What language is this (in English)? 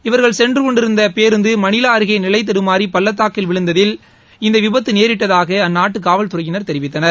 Tamil